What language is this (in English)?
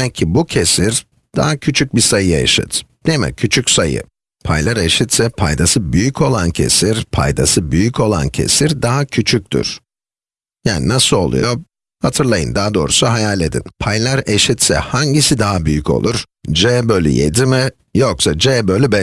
Turkish